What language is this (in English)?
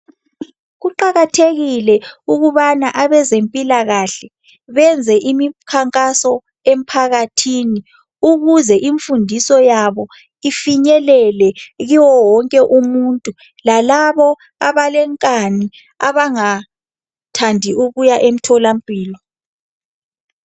North Ndebele